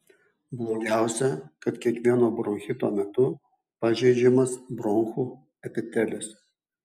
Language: Lithuanian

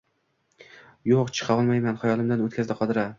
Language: Uzbek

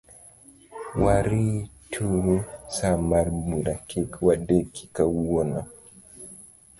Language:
Luo (Kenya and Tanzania)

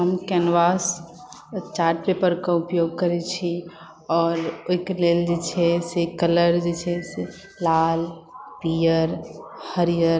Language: Maithili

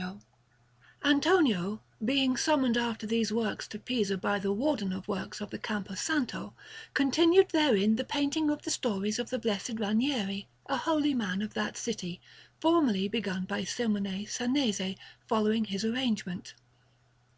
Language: English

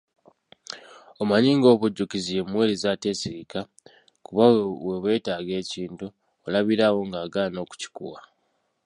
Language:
Ganda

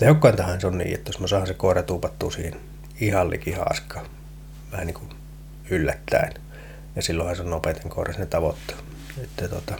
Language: Finnish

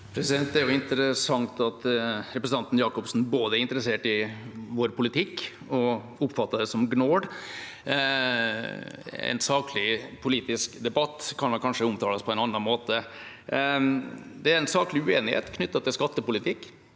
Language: Norwegian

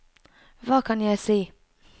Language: Norwegian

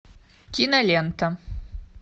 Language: Russian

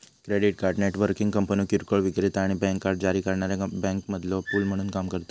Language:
Marathi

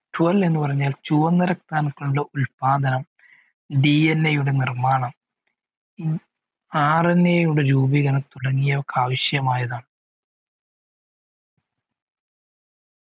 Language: Malayalam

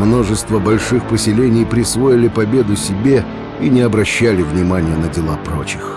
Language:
Russian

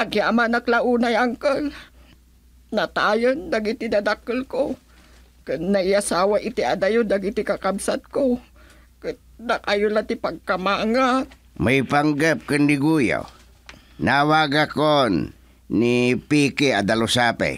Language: Filipino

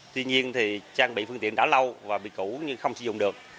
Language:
Vietnamese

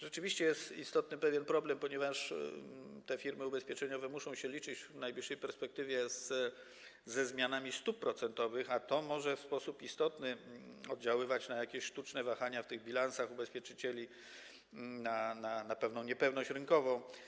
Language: Polish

